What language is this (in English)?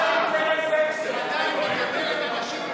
Hebrew